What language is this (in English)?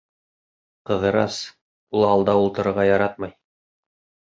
Bashkir